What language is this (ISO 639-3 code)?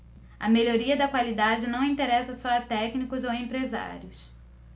por